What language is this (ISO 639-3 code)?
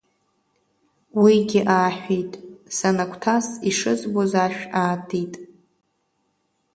abk